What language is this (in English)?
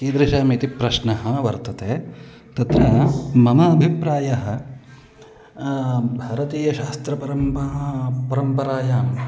Sanskrit